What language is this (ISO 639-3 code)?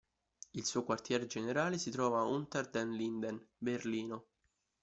ita